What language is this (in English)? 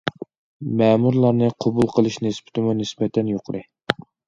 Uyghur